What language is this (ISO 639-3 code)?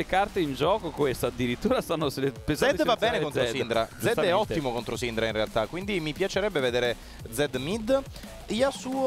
ita